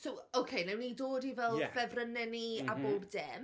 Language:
Welsh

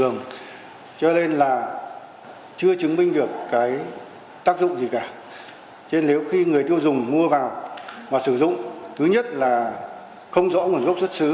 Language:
Vietnamese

